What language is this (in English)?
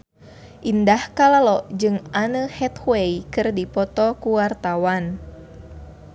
Sundanese